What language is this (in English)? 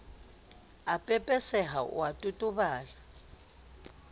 Southern Sotho